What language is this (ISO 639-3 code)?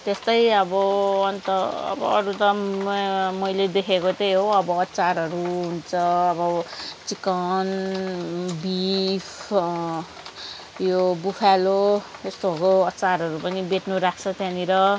nep